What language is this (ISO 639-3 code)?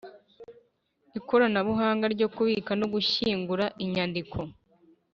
kin